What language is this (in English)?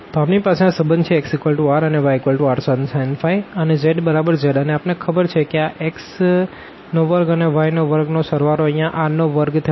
Gujarati